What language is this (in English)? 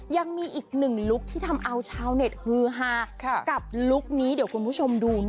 Thai